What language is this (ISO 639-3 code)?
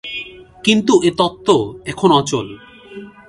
ben